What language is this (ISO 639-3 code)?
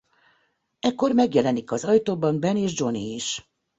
hun